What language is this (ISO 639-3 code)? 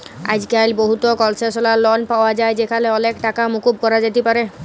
ben